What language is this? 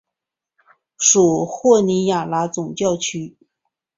Chinese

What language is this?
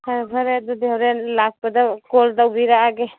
Manipuri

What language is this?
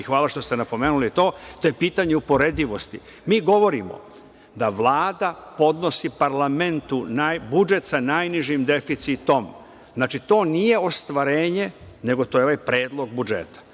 Serbian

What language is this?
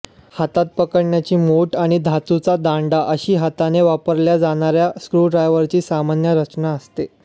Marathi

